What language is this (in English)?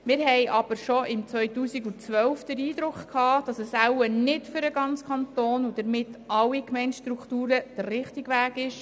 Swiss German